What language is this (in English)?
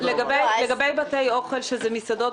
Hebrew